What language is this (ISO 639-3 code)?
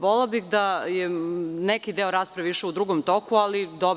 srp